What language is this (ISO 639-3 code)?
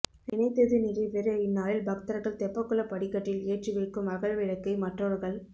tam